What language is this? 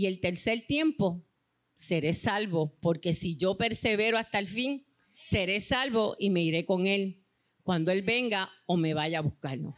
Spanish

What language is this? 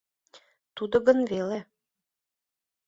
Mari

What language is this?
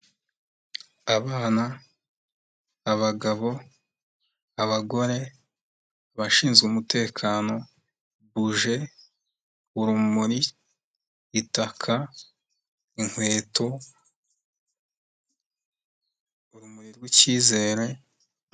Kinyarwanda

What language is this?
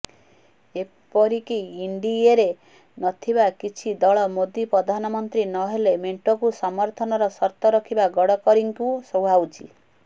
Odia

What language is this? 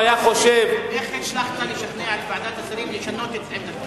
Hebrew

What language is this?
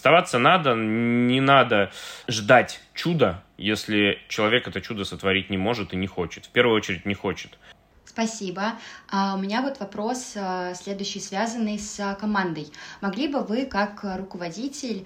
Russian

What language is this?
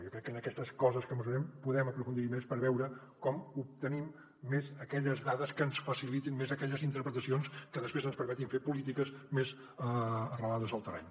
Catalan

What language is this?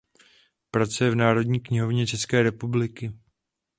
Czech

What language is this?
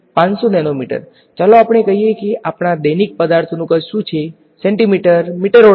Gujarati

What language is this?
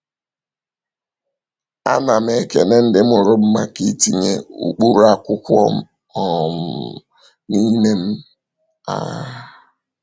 Igbo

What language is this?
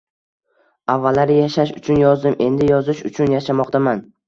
Uzbek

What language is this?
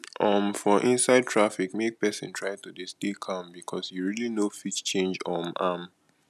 Nigerian Pidgin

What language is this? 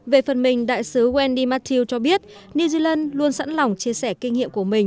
Vietnamese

